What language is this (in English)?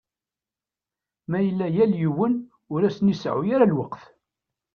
Kabyle